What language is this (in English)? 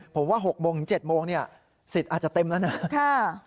Thai